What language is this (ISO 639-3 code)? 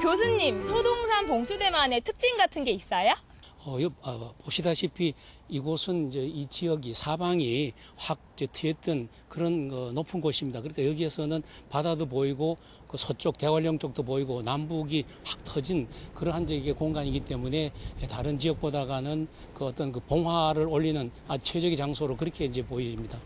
kor